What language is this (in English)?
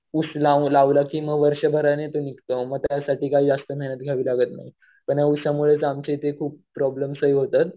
Marathi